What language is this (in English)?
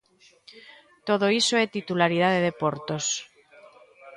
Galician